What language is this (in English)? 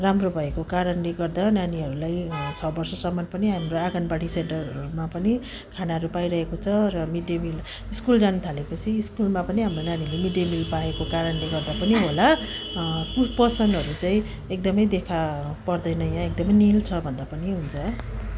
Nepali